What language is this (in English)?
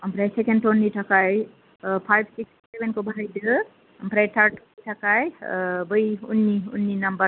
Bodo